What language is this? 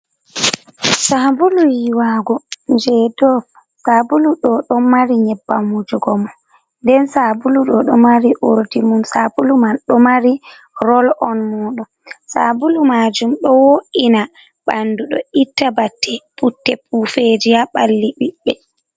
Fula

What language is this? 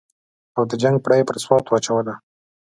Pashto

